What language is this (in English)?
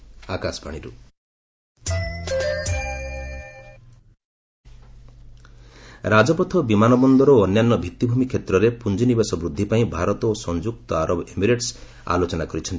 Odia